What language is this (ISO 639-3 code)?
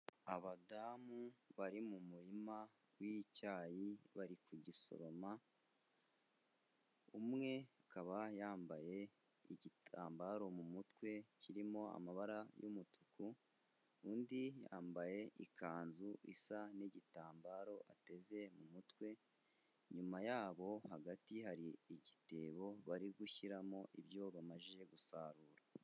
kin